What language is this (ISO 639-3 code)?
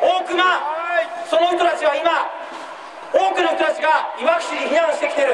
jpn